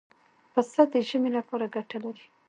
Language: Pashto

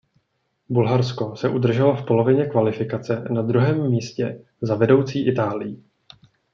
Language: Czech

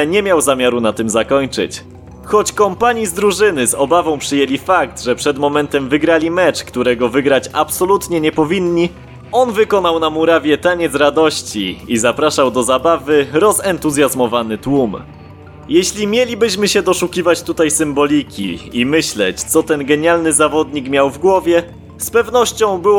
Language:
Polish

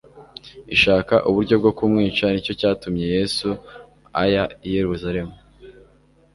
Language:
Kinyarwanda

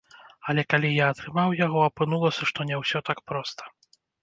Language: Belarusian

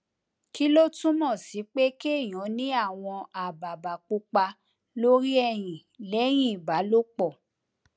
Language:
Yoruba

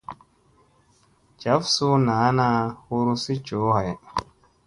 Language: Musey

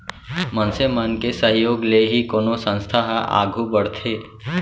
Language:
Chhattisgarhi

